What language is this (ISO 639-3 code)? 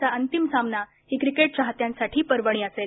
mar